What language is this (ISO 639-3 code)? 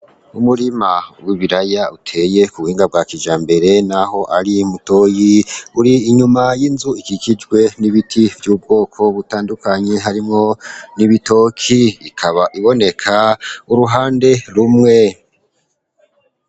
run